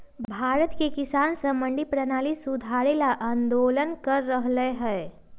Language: Magahi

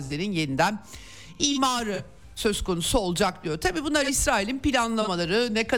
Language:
Turkish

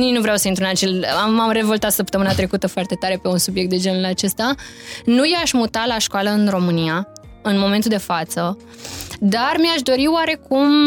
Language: Romanian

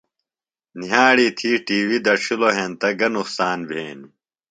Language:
Phalura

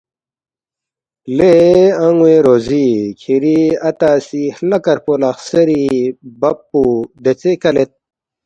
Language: Balti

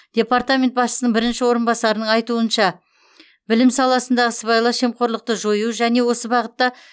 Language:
Kazakh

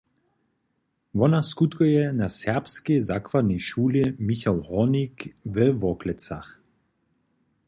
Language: Upper Sorbian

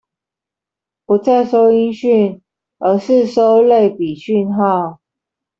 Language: Chinese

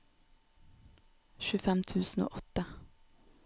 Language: Norwegian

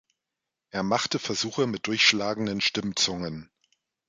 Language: German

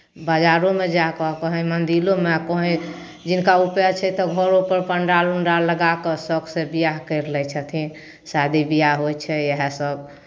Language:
Maithili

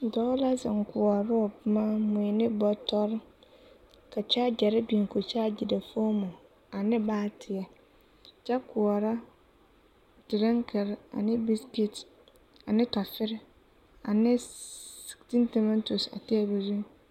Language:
Southern Dagaare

